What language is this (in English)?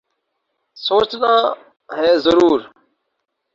Urdu